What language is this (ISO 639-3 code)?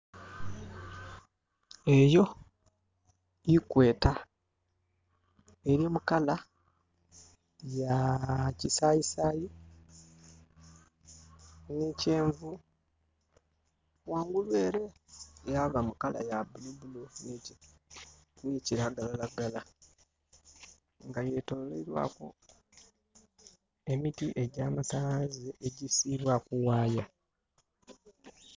xog